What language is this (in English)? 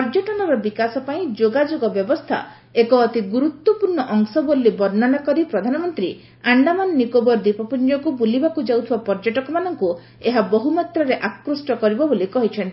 Odia